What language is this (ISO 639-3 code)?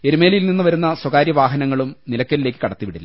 mal